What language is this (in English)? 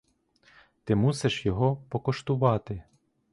Ukrainian